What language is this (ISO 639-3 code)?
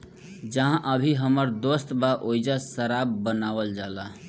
bho